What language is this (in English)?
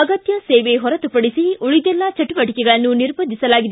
Kannada